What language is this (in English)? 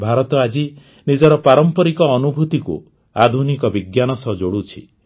Odia